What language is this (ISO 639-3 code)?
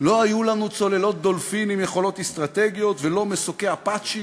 heb